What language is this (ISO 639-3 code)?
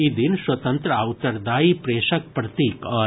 mai